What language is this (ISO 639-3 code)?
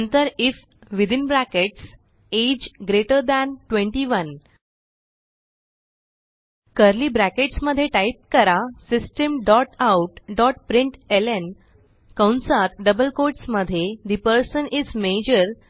mar